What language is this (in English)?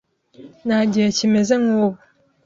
Kinyarwanda